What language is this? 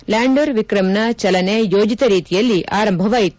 Kannada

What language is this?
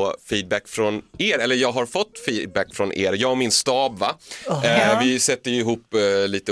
Swedish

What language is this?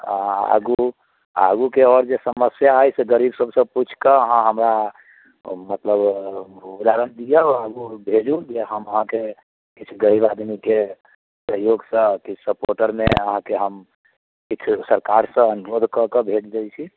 Maithili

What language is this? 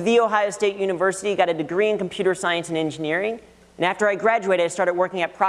English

